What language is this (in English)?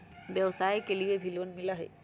Magahi